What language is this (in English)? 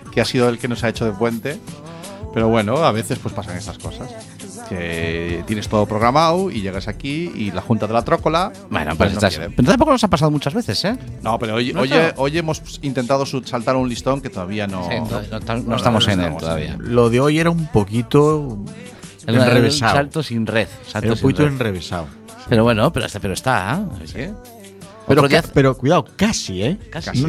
Spanish